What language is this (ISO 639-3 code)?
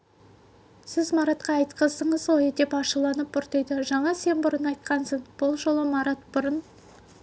kaz